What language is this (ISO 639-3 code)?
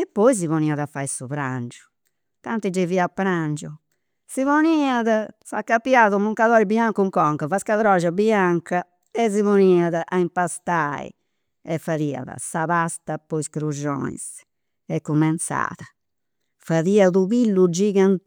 sro